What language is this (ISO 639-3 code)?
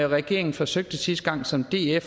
dan